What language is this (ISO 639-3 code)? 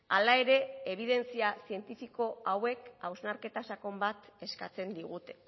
eus